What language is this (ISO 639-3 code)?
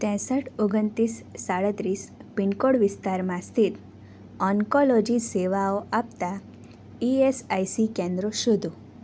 guj